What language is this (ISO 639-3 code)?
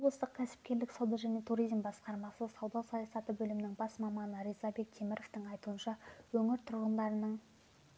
kaz